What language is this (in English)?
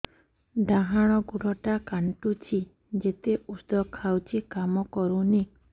Odia